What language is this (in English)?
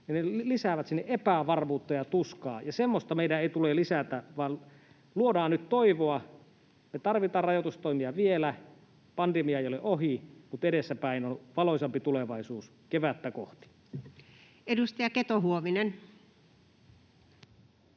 Finnish